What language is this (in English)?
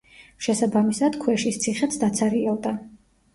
Georgian